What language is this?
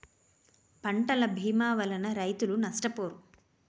Telugu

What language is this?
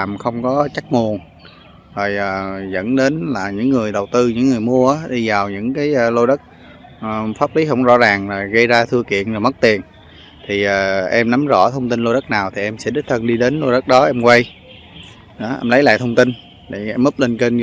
Vietnamese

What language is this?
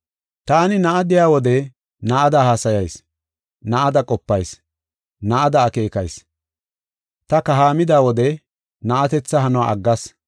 Gofa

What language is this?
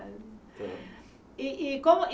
Portuguese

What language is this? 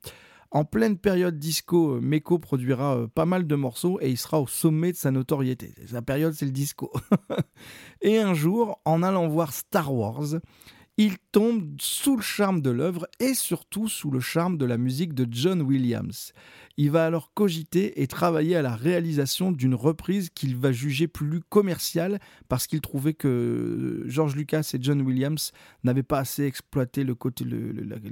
French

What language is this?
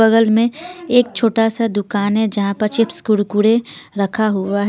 Hindi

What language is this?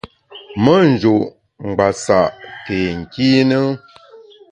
Bamun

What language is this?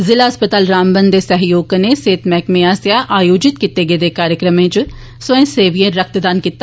Dogri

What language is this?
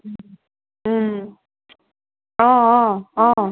Assamese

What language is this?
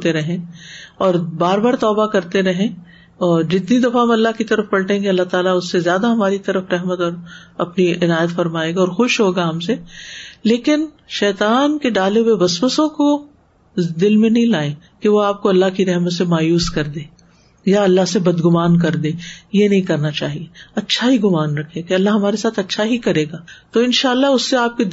Urdu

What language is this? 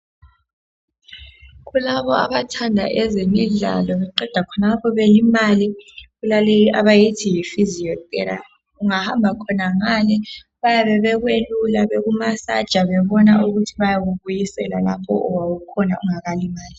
North Ndebele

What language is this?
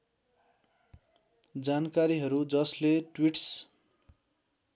Nepali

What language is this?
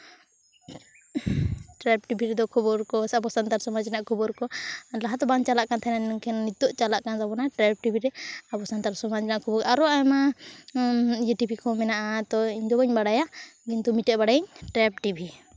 Santali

